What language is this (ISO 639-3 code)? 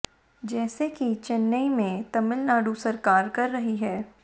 hin